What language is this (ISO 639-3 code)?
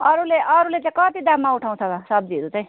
nep